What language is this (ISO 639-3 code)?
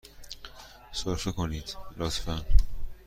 fas